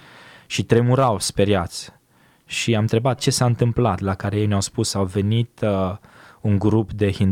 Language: Romanian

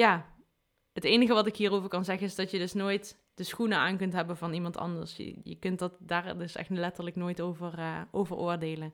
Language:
Dutch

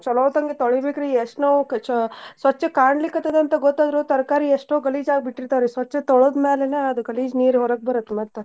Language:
Kannada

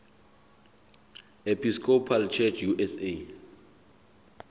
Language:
Southern Sotho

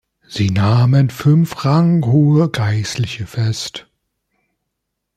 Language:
German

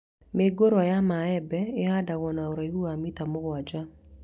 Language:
Kikuyu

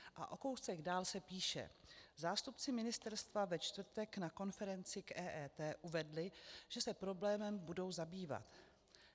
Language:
Czech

